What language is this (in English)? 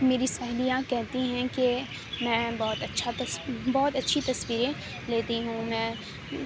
Urdu